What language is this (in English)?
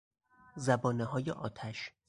Persian